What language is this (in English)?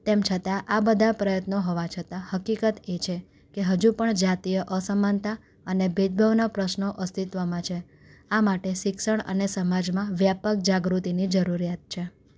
Gujarati